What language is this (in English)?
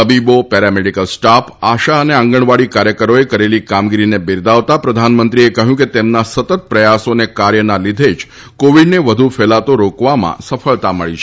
Gujarati